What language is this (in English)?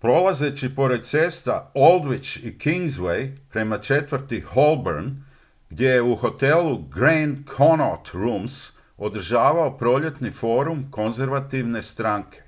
Croatian